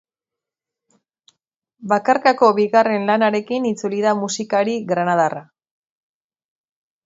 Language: Basque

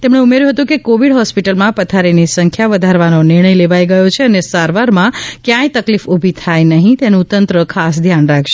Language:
Gujarati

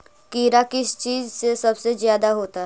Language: Magahi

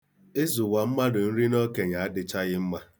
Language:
Igbo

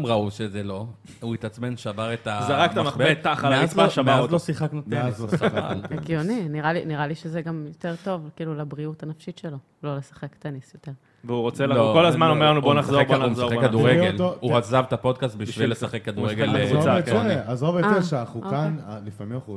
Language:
Hebrew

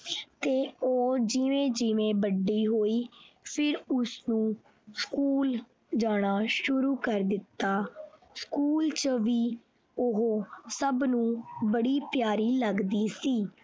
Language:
Punjabi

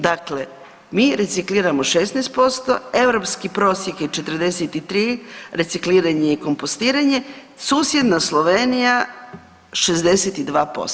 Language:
Croatian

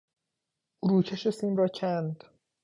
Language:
Persian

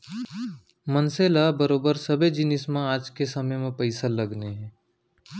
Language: Chhattisgarhi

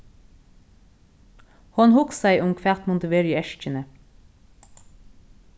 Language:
Faroese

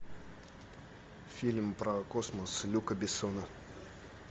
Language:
Russian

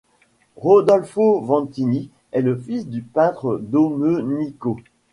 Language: French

